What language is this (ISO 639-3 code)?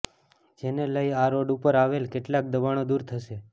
guj